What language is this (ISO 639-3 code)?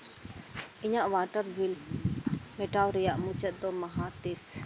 sat